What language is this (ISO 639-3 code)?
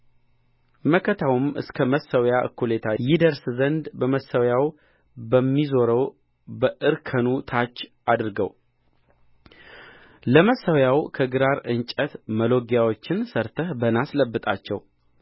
amh